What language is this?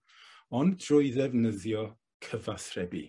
Welsh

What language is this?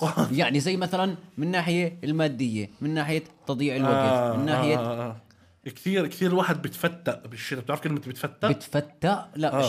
Arabic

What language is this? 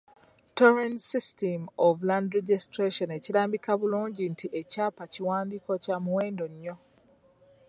Ganda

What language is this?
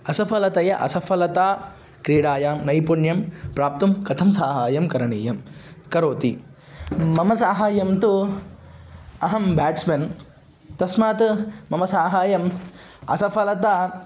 Sanskrit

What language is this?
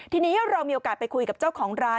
Thai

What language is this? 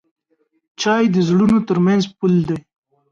Pashto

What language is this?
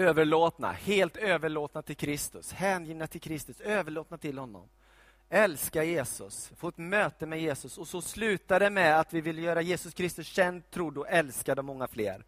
Swedish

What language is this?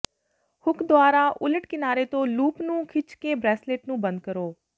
Punjabi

